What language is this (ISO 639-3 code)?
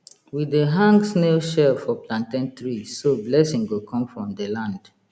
pcm